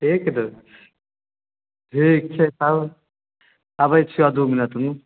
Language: Maithili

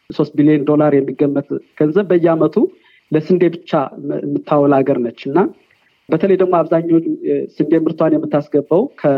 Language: Amharic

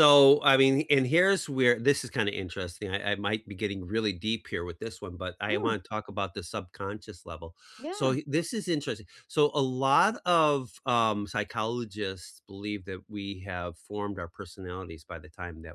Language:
English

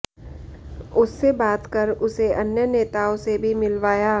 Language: Hindi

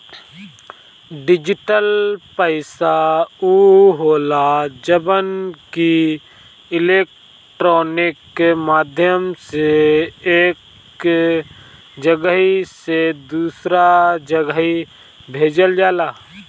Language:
Bhojpuri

